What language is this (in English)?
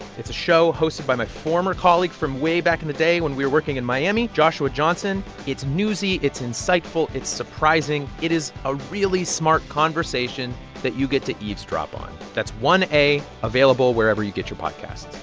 English